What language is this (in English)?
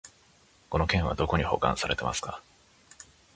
Japanese